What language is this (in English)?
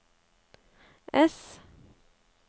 Norwegian